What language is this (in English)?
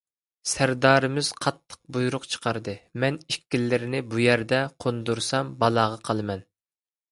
Uyghur